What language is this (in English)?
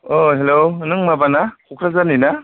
Bodo